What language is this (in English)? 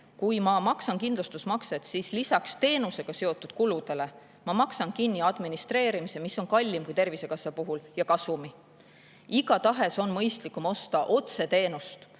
Estonian